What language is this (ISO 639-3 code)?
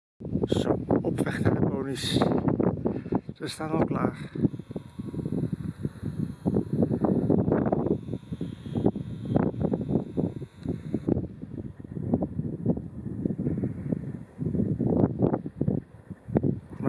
nld